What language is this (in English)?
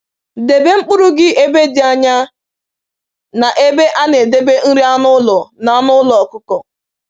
Igbo